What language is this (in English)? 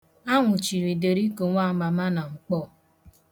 Igbo